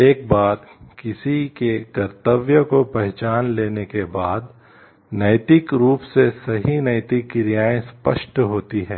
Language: Hindi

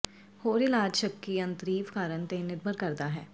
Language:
Punjabi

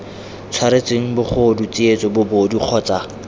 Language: Tswana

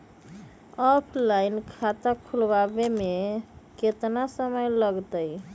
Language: Magahi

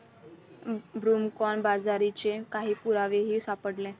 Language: Marathi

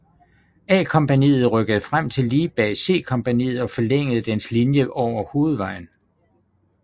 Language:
Danish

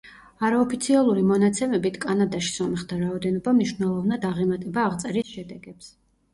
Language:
Georgian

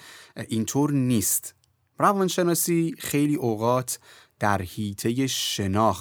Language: Persian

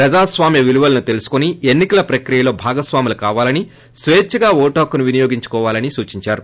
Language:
Telugu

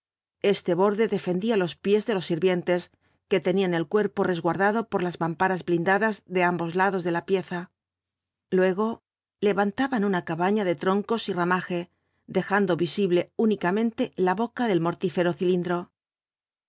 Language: Spanish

